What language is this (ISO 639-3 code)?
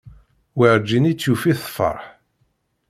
kab